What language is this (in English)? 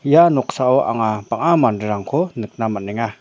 Garo